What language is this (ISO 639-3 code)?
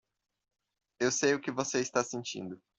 por